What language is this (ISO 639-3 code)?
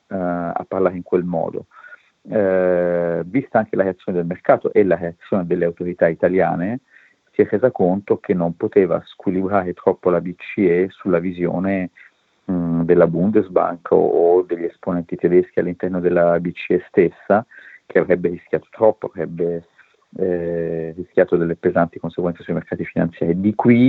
ita